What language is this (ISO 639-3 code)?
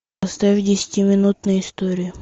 rus